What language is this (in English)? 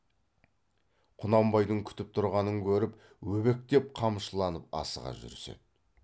Kazakh